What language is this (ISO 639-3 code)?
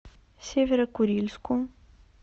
rus